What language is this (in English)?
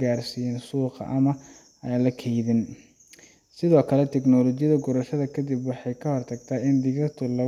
Somali